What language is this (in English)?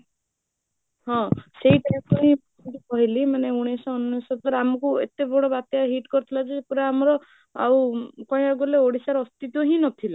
Odia